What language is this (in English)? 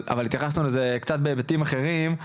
Hebrew